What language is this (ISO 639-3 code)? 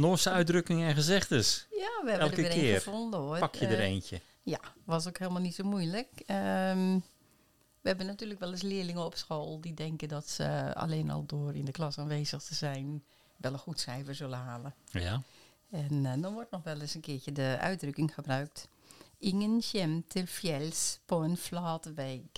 nld